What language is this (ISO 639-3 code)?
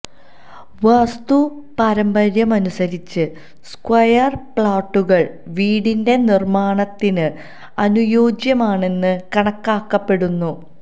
mal